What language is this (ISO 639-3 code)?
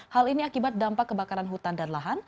ind